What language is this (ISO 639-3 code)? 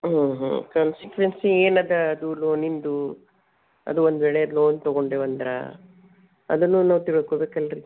kan